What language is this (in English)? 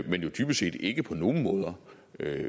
Danish